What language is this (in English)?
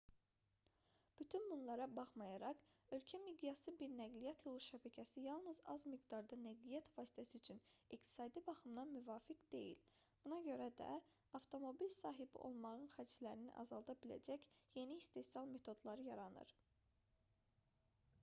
Azerbaijani